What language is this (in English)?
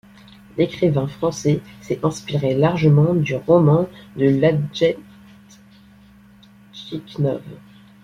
French